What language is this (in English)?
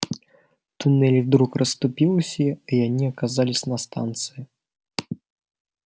Russian